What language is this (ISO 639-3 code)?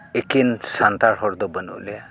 sat